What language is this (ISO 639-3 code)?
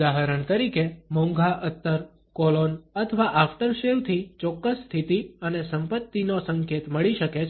guj